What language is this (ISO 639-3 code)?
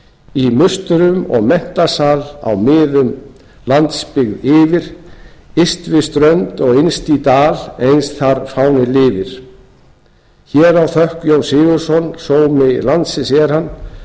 isl